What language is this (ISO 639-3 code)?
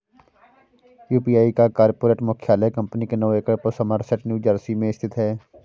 hin